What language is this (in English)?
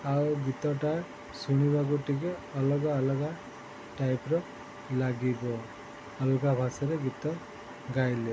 Odia